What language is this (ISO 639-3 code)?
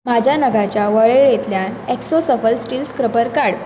kok